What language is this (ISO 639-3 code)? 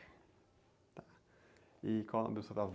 por